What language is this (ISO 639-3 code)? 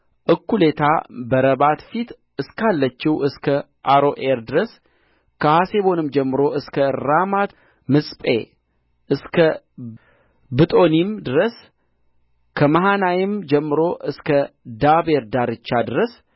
amh